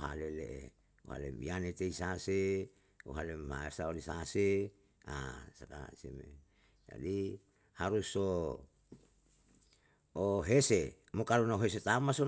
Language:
Yalahatan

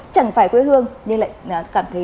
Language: Vietnamese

